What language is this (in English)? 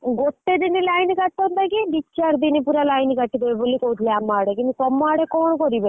Odia